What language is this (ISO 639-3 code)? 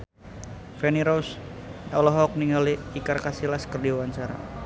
sun